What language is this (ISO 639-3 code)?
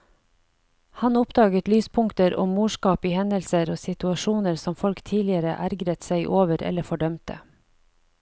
nor